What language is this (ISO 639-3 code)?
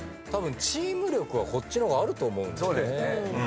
jpn